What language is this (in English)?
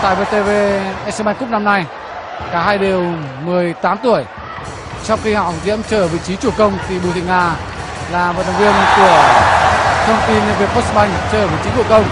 Vietnamese